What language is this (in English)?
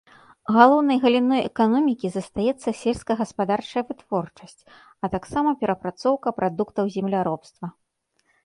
Belarusian